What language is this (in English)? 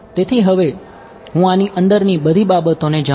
Gujarati